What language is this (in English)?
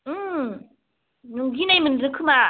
Bodo